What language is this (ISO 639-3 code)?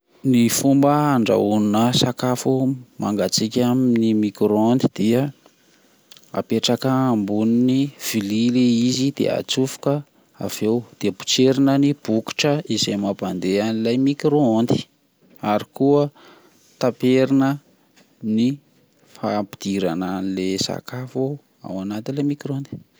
mlg